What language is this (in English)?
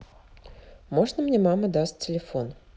Russian